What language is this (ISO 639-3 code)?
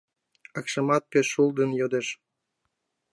chm